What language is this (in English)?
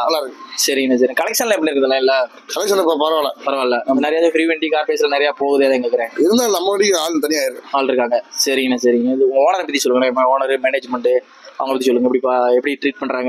Tamil